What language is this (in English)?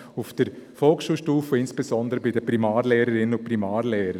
Swiss German